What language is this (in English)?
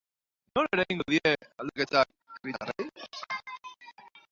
Basque